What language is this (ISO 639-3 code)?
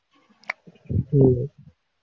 tam